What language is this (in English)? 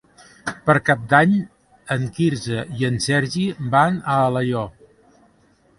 Catalan